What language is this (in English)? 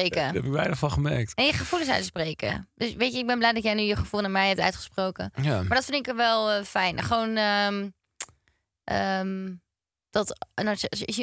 Dutch